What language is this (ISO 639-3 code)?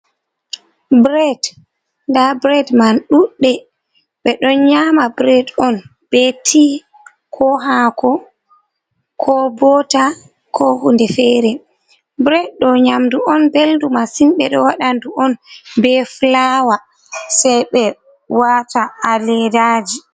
ful